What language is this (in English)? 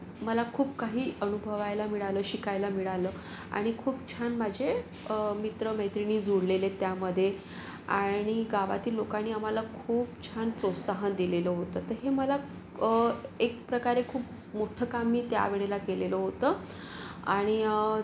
Marathi